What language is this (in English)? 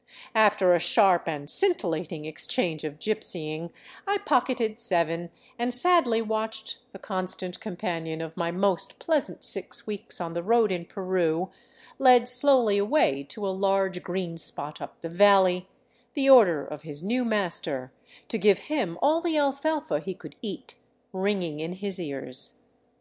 English